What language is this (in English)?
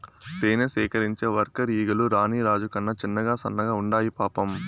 Telugu